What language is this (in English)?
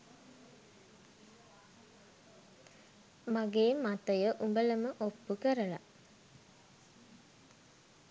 Sinhala